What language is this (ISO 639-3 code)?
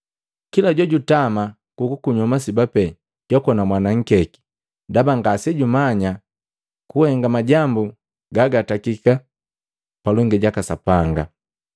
mgv